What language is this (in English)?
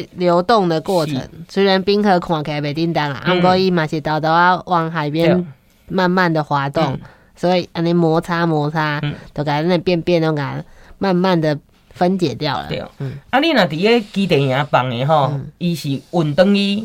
Chinese